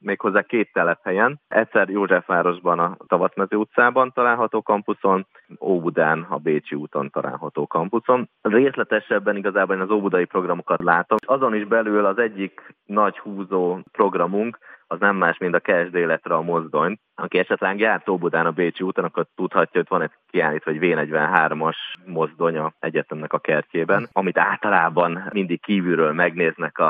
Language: Hungarian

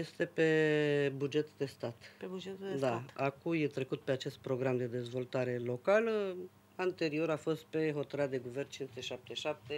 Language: Romanian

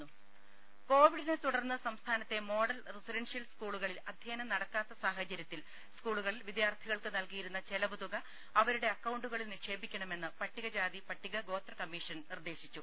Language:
Malayalam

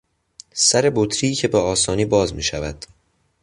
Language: Persian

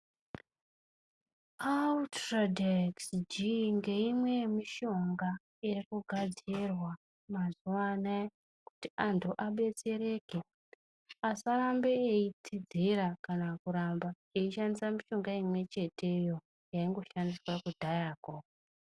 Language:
Ndau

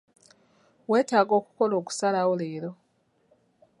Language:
Ganda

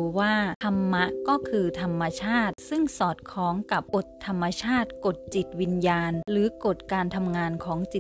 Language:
Thai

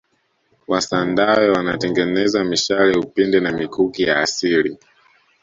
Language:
Swahili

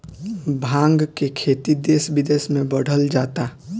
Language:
Bhojpuri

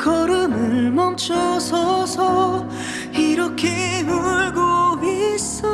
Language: Korean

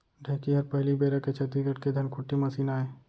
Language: Chhattisgarhi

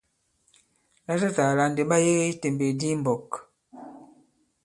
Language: Bankon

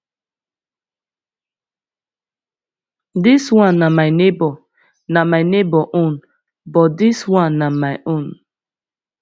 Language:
Nigerian Pidgin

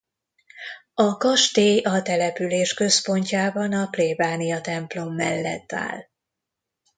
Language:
Hungarian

